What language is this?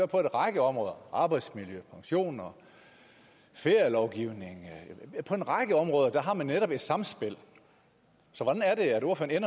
Danish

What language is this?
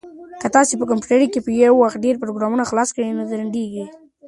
Pashto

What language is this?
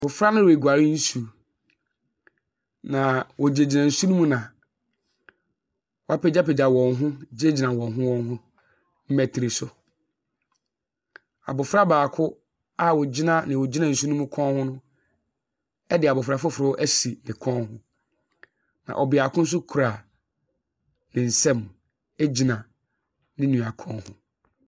Akan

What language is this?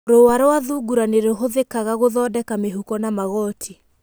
Kikuyu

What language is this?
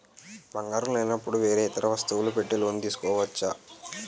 Telugu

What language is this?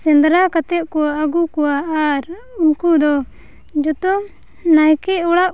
Santali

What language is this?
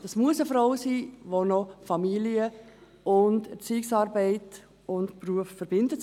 Swiss German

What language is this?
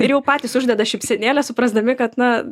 Lithuanian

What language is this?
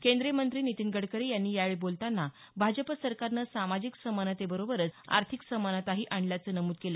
Marathi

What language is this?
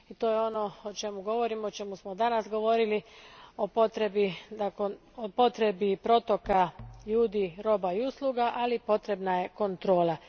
Croatian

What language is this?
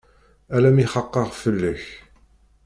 Kabyle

